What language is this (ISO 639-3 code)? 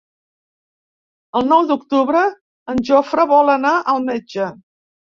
cat